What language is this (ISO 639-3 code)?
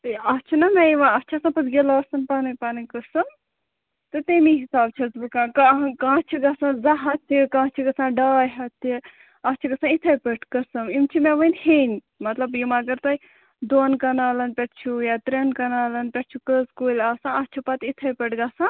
kas